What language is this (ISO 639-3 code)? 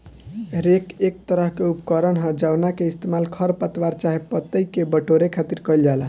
bho